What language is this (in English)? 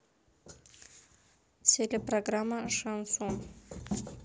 Russian